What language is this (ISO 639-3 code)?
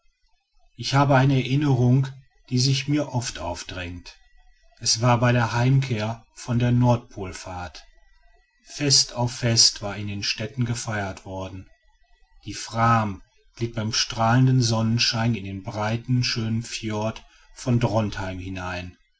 deu